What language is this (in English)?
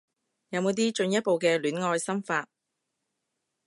Cantonese